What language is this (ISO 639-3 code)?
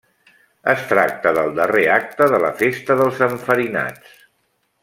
cat